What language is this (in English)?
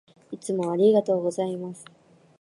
Japanese